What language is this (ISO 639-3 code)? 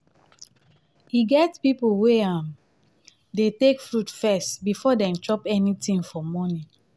pcm